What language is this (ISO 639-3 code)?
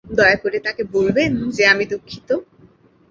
ben